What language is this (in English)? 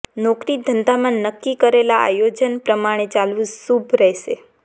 Gujarati